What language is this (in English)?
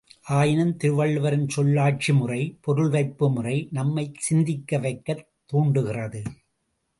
Tamil